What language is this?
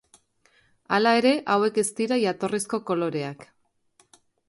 Basque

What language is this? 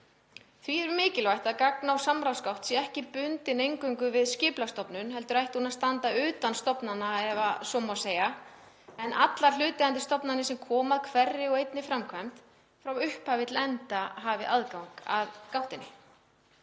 Icelandic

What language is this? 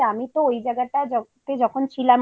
Bangla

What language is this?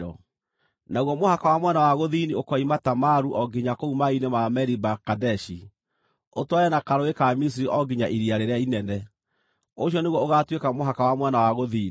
Kikuyu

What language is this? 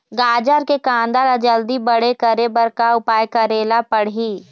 Chhattisgarhi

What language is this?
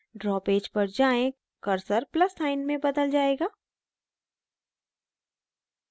Hindi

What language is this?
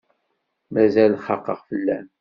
Kabyle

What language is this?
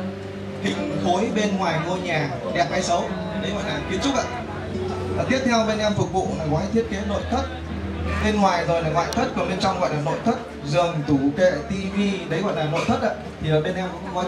Vietnamese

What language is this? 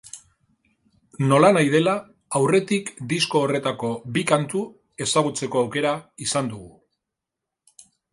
Basque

